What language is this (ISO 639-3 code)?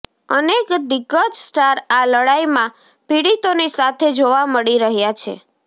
guj